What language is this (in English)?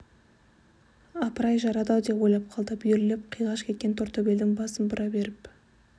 Kazakh